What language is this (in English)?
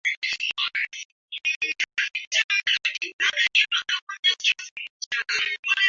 Ganda